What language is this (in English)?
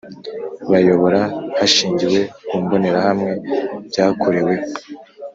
Kinyarwanda